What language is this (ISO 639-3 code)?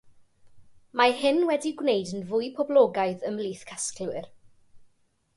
cym